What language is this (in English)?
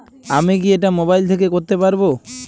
Bangla